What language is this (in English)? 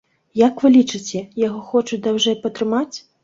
Belarusian